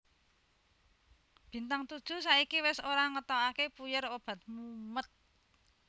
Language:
Javanese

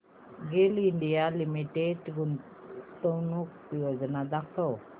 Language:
Marathi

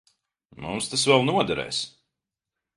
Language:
Latvian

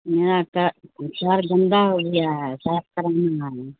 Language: Urdu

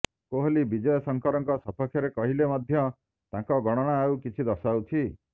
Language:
Odia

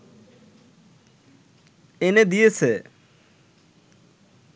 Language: Bangla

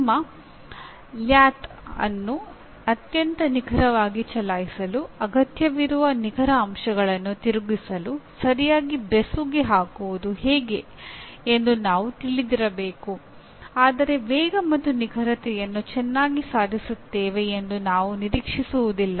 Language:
Kannada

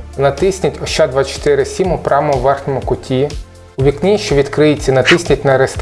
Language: Ukrainian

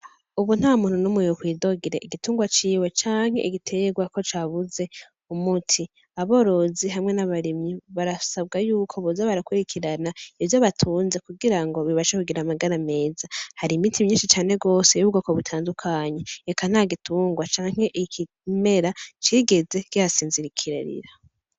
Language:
Rundi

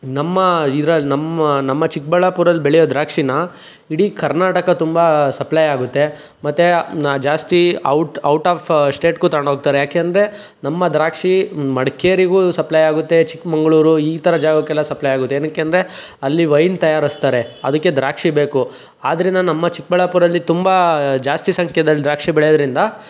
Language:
Kannada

